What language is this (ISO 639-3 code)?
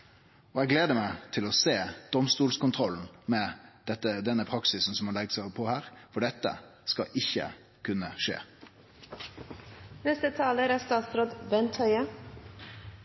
nno